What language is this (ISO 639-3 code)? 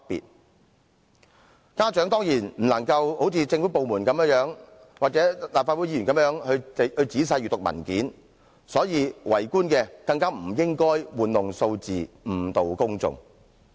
yue